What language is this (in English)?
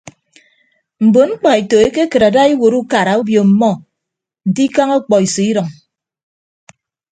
Ibibio